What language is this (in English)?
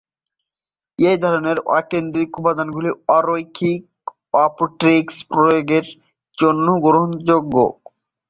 Bangla